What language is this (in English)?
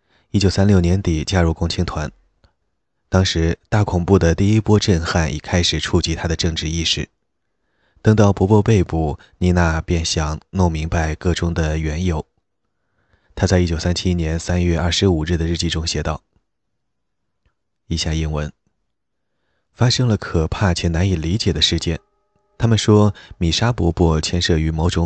Chinese